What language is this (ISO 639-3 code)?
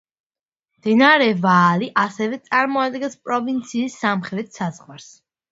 kat